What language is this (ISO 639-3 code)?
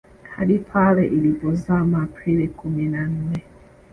swa